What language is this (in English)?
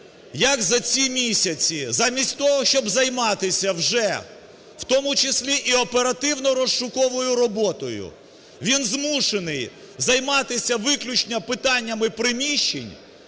Ukrainian